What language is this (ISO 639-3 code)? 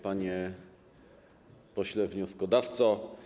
pol